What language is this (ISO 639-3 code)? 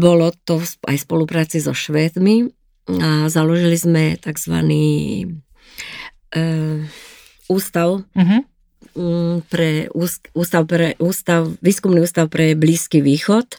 slk